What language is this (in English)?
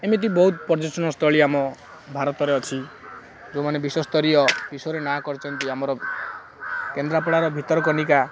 Odia